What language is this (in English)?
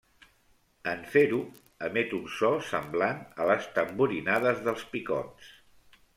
Catalan